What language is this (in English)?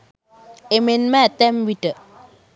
Sinhala